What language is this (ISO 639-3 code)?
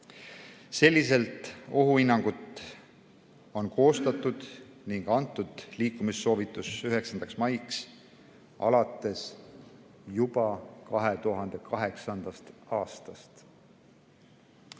est